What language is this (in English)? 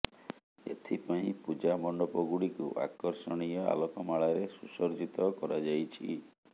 Odia